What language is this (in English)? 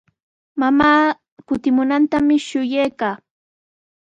Sihuas Ancash Quechua